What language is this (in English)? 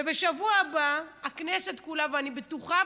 Hebrew